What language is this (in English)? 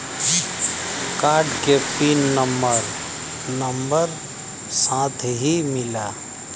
Bhojpuri